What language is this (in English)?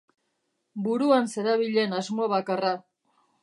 Basque